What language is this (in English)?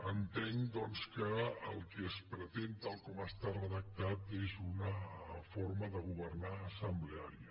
Catalan